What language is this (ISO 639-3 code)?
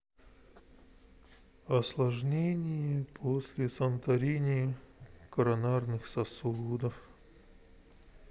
rus